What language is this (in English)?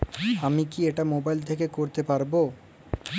Bangla